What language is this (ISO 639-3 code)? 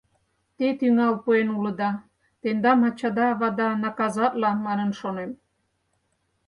chm